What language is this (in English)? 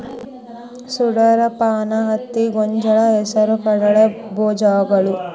Kannada